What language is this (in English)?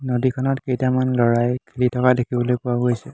Assamese